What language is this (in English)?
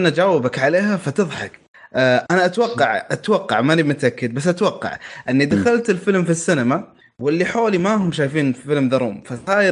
Arabic